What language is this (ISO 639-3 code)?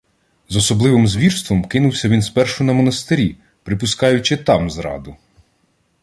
ukr